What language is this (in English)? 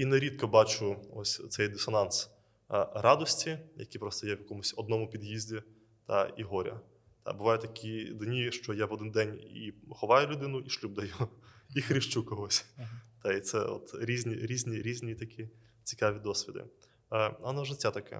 Ukrainian